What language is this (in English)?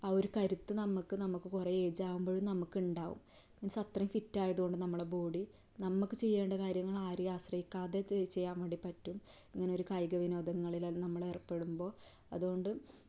Malayalam